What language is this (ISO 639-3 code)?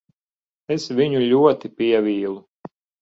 lav